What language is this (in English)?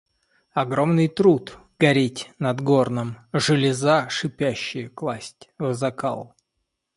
Russian